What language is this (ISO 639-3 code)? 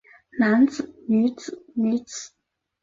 zho